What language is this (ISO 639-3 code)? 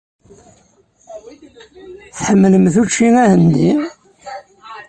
kab